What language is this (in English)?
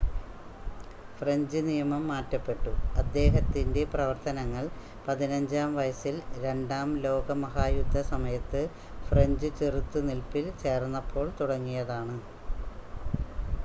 Malayalam